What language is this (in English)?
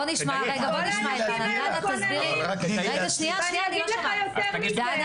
Hebrew